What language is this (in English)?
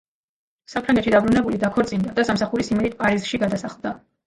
Georgian